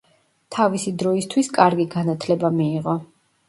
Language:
Georgian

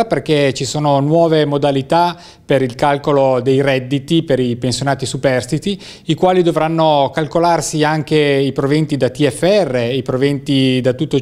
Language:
Italian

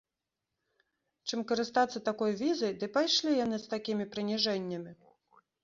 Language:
Belarusian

